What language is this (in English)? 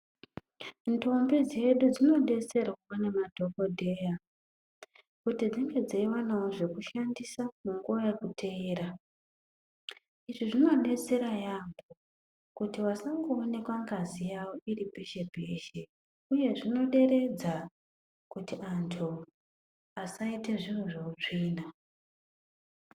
Ndau